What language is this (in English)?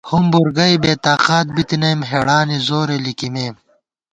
Gawar-Bati